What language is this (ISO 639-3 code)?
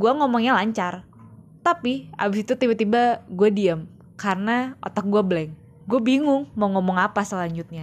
ind